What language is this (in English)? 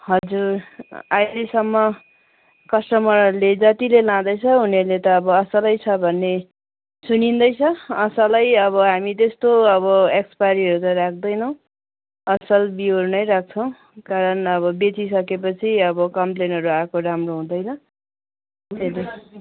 Nepali